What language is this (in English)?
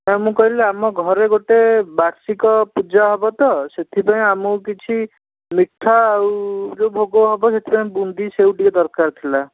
Odia